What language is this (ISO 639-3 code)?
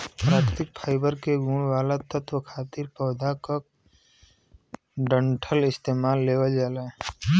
bho